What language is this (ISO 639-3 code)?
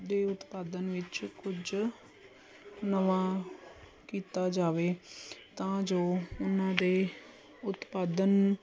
pan